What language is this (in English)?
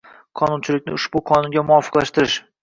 Uzbek